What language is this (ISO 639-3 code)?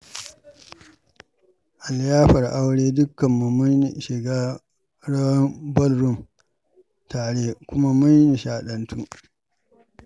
hau